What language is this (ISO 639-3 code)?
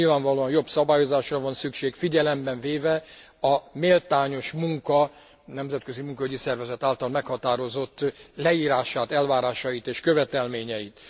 hun